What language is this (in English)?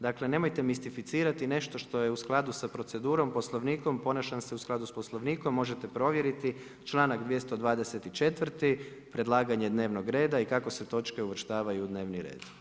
Croatian